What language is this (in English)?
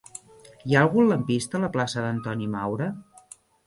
Catalan